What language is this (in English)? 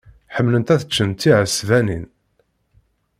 Kabyle